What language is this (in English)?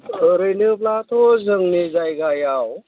Bodo